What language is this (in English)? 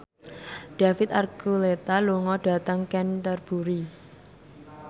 Javanese